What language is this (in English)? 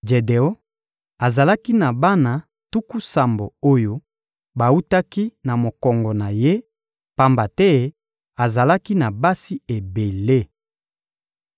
Lingala